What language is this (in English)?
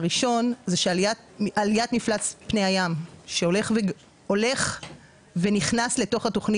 Hebrew